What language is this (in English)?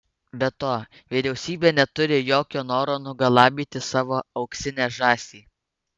Lithuanian